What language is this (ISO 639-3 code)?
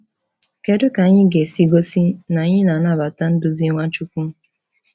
ibo